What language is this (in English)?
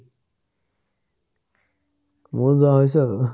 Assamese